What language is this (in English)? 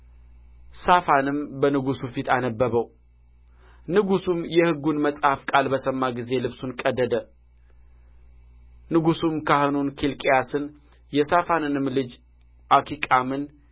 Amharic